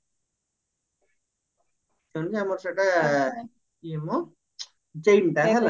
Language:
Odia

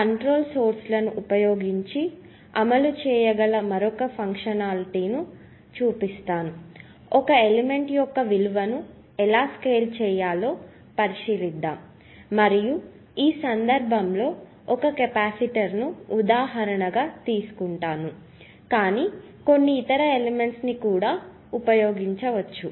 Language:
Telugu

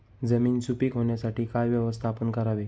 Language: Marathi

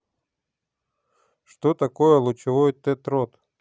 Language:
Russian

